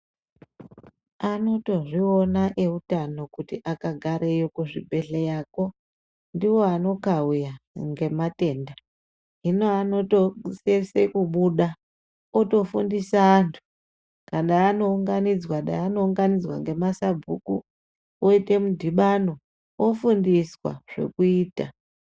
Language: Ndau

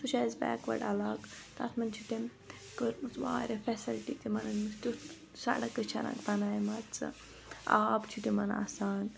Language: Kashmiri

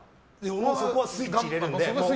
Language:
Japanese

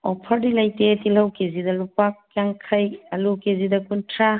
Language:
Manipuri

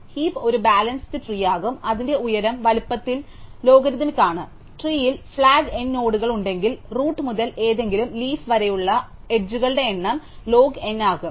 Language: Malayalam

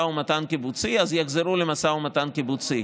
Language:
Hebrew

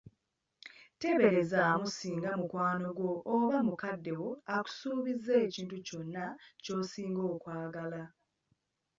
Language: Ganda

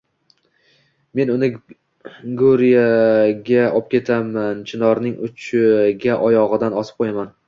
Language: Uzbek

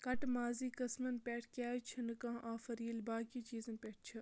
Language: Kashmiri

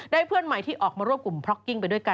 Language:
Thai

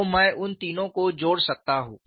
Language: Hindi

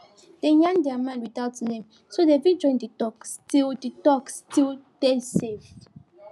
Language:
Nigerian Pidgin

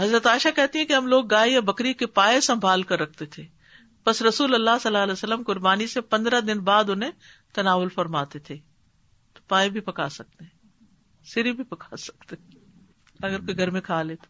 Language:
Urdu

